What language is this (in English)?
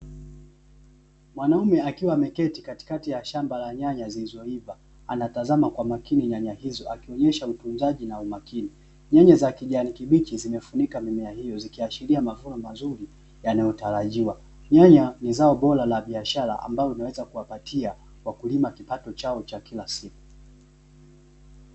Swahili